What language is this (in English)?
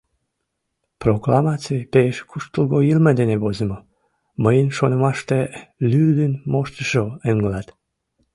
Mari